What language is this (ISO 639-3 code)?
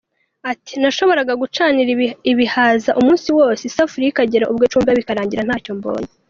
kin